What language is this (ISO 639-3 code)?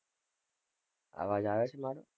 guj